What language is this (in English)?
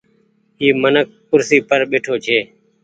Goaria